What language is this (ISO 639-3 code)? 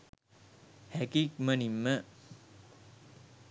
sin